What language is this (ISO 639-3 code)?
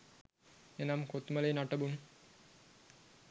sin